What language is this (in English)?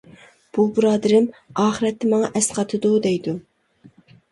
Uyghur